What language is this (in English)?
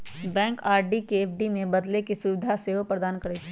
Magahi